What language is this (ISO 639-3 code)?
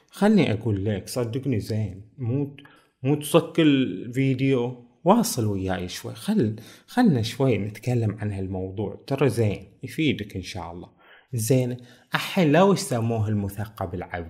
ara